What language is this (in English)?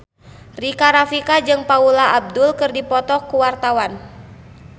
Sundanese